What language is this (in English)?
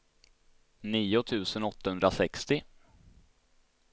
Swedish